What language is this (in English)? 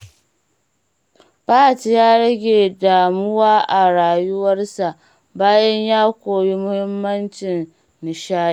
Hausa